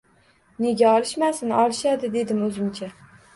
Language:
Uzbek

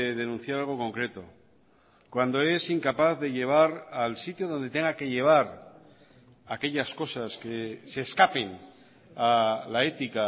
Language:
Spanish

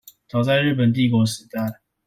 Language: Chinese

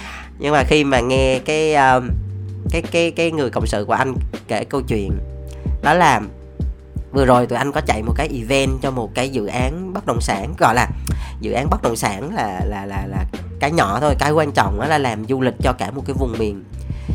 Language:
Vietnamese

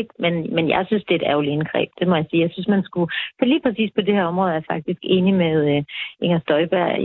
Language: Danish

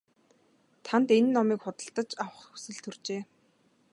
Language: Mongolian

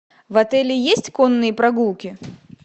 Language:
Russian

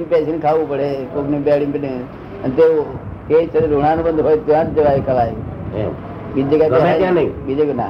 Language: Gujarati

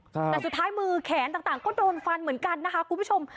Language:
Thai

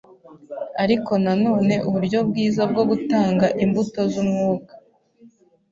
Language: Kinyarwanda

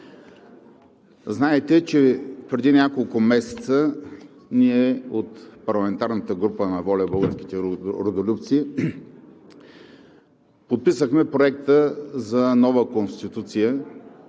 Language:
Bulgarian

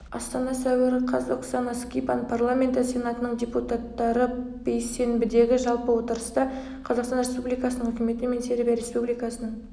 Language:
Kazakh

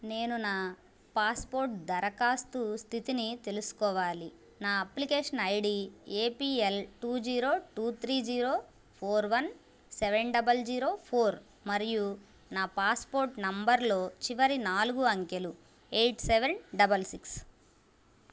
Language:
Telugu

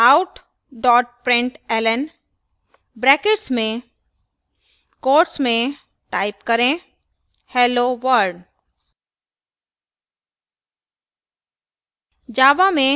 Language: Hindi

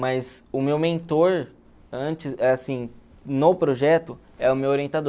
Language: Portuguese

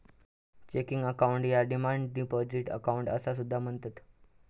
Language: Marathi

